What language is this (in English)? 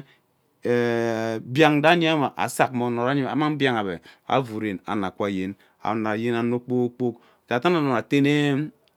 Ubaghara